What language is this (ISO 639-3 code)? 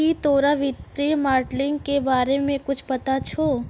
mai